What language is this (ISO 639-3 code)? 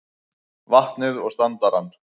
isl